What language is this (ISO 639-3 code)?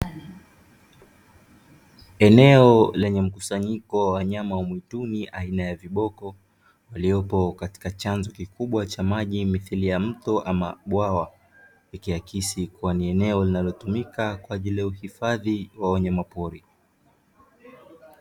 swa